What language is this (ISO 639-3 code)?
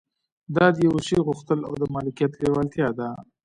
pus